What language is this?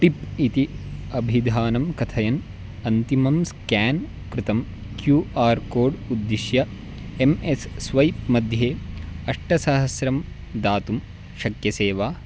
Sanskrit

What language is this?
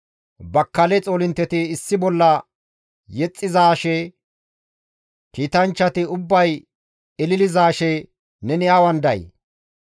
Gamo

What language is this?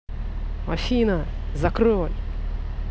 Russian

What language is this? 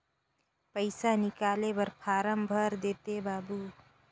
Chhattisgarhi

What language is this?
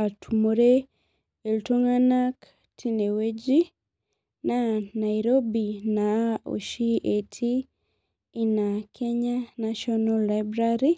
Masai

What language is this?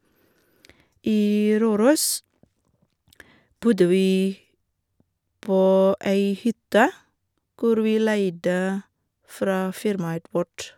Norwegian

